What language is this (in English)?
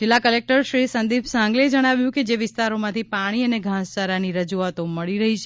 Gujarati